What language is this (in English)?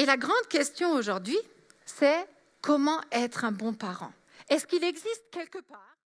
French